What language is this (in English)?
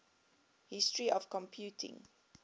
English